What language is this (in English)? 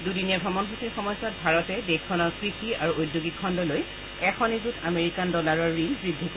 Assamese